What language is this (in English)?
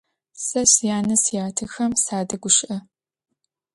Adyghe